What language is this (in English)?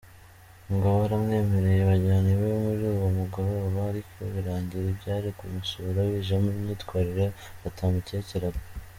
Kinyarwanda